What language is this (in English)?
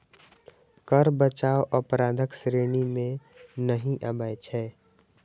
Maithili